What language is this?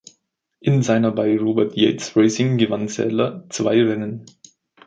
German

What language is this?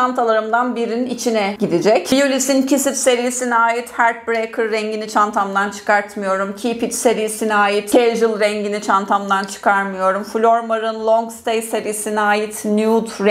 Turkish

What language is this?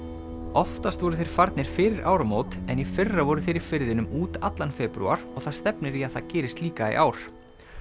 Icelandic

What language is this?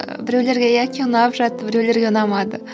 Kazakh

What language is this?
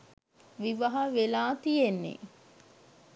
Sinhala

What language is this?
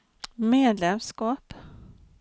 Swedish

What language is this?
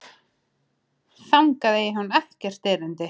Icelandic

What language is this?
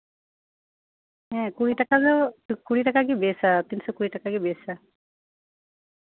Santali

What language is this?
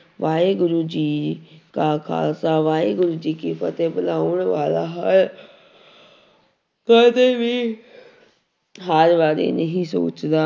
Punjabi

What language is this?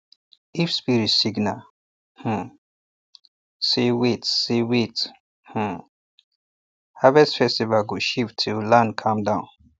Nigerian Pidgin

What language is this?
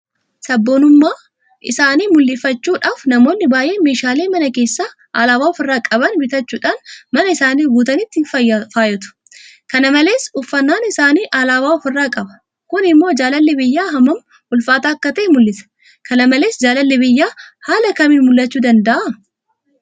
Oromo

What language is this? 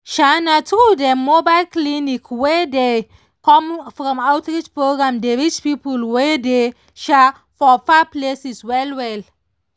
Nigerian Pidgin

